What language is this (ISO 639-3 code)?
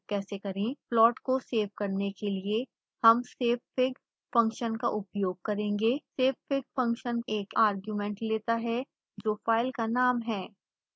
hin